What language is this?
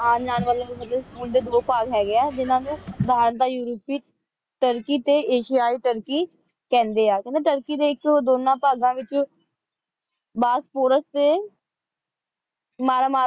Punjabi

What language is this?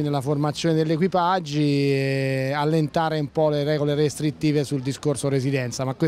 Italian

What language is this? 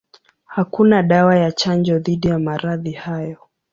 Swahili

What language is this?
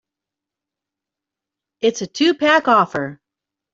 English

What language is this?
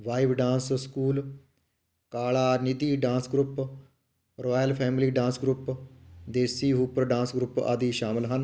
Punjabi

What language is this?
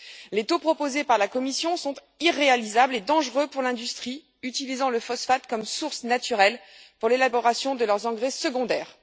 French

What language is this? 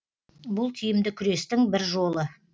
Kazakh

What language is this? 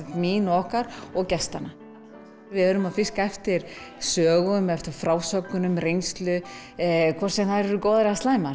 Icelandic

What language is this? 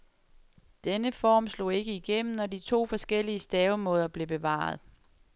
Danish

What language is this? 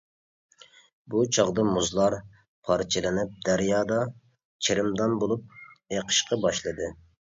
Uyghur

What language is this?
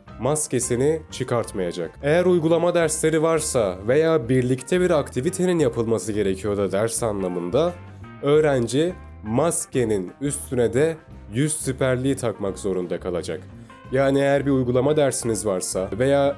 Turkish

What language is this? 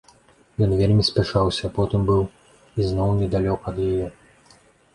Belarusian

